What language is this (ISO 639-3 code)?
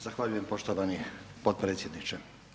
hrv